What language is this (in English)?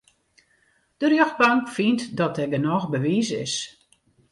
Western Frisian